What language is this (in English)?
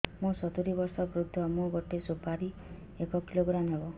Odia